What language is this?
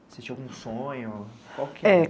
Portuguese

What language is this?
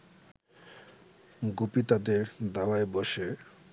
Bangla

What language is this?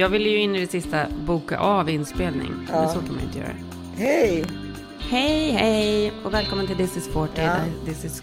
Swedish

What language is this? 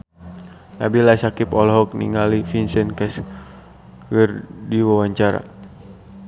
Sundanese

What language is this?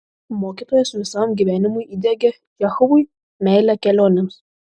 Lithuanian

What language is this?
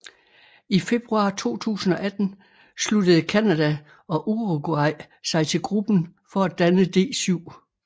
Danish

